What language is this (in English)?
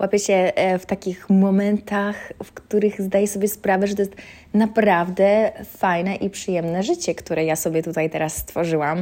Polish